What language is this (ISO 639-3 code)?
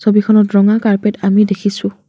asm